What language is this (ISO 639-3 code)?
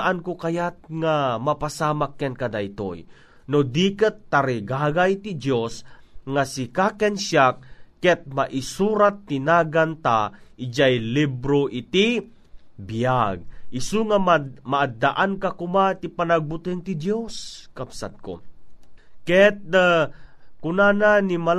fil